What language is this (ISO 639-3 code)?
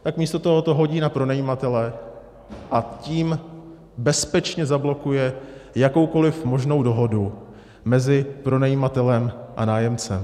ces